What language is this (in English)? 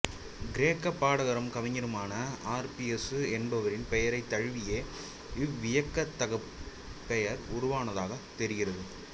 Tamil